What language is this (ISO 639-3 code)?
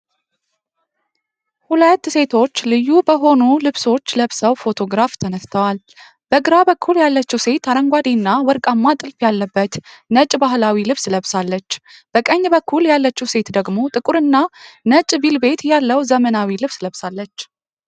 amh